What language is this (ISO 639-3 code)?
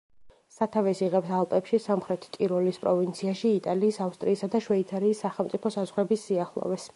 kat